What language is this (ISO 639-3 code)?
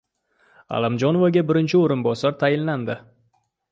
uzb